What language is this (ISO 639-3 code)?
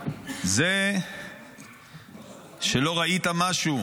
heb